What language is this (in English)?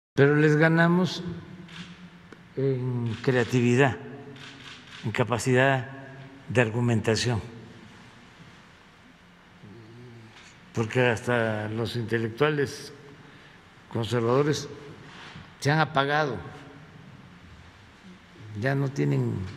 Spanish